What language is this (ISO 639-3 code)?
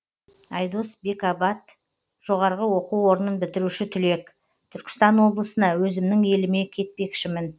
kaz